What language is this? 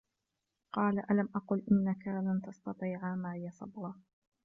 Arabic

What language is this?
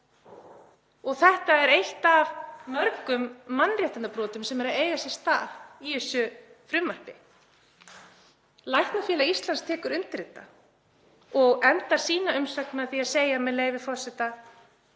Icelandic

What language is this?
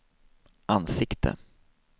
Swedish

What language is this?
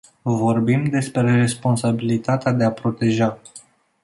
Romanian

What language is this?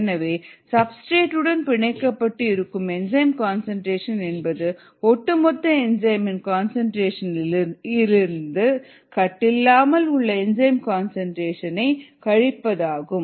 Tamil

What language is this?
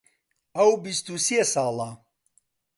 Central Kurdish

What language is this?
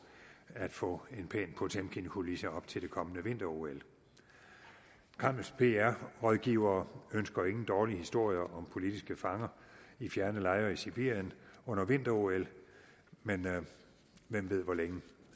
Danish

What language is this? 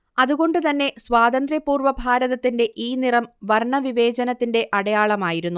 Malayalam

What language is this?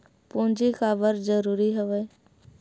Chhattisgarhi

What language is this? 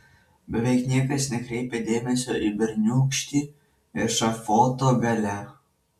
Lithuanian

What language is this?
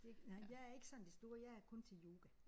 Danish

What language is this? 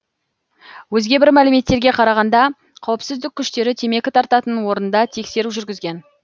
Kazakh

